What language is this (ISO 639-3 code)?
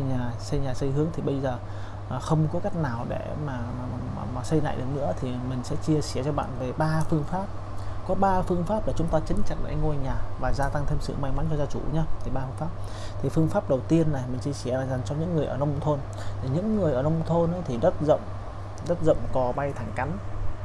vie